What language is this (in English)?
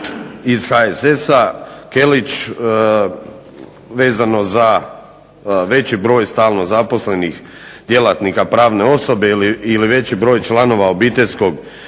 Croatian